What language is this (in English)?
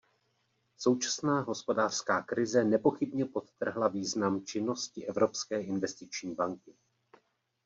Czech